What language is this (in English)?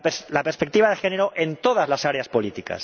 Spanish